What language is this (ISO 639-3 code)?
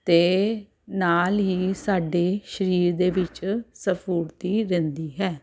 pan